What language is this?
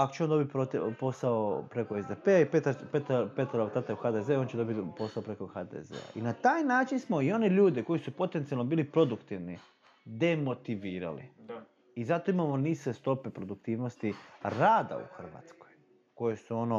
Croatian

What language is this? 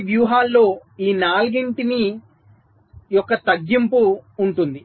Telugu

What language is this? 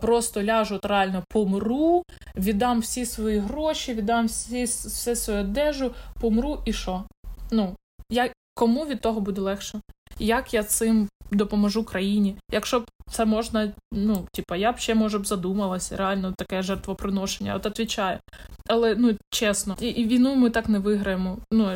Ukrainian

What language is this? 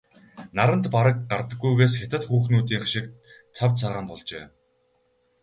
Mongolian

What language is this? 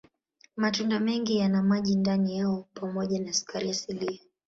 Swahili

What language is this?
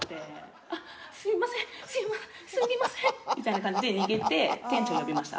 Japanese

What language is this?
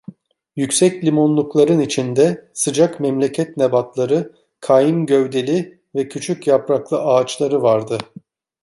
Turkish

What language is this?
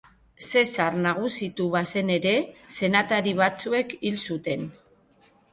Basque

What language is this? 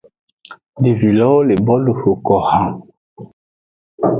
Aja (Benin)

